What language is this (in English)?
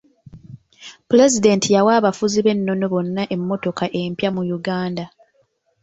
Ganda